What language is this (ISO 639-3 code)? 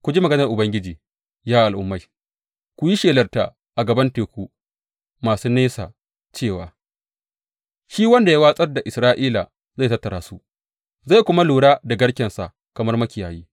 hau